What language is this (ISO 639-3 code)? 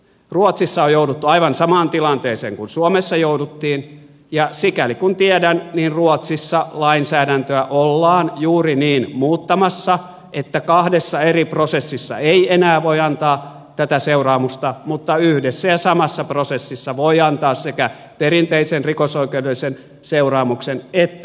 fin